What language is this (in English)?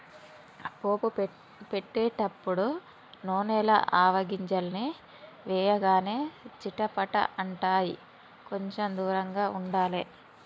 Telugu